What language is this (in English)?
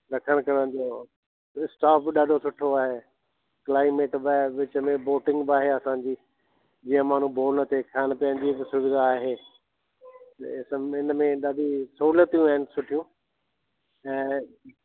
Sindhi